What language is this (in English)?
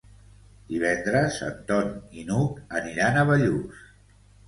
Catalan